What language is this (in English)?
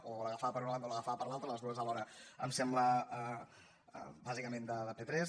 Catalan